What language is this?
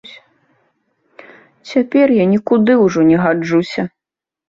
Belarusian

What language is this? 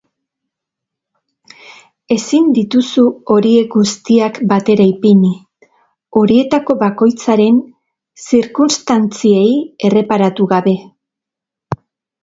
Basque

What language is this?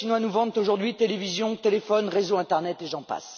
French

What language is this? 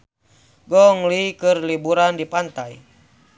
Sundanese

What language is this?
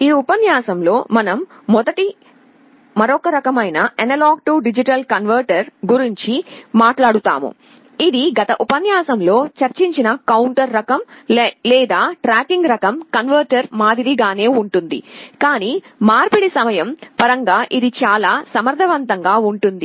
Telugu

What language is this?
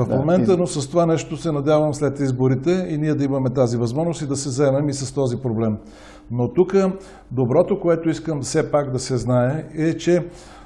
Bulgarian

